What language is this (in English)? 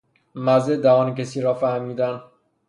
Persian